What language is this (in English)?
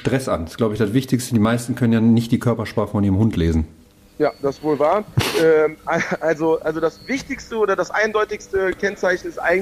German